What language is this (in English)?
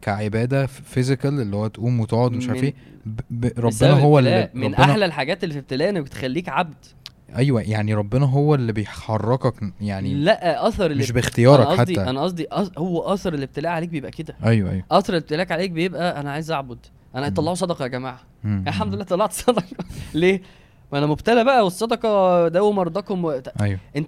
Arabic